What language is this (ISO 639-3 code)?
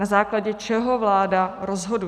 ces